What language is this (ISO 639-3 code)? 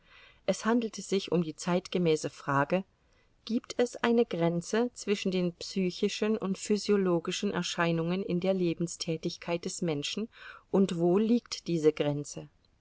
deu